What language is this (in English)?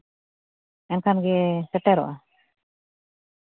Santali